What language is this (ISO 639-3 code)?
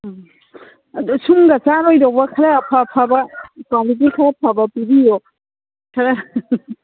mni